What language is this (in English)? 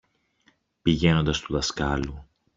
Greek